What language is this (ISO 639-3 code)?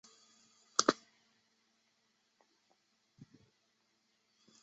zho